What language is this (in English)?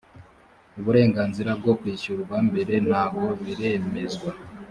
Kinyarwanda